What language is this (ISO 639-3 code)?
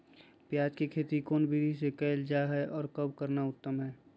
mag